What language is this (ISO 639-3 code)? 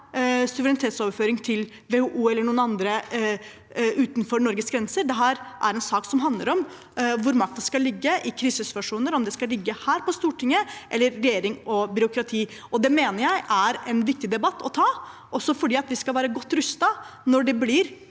nor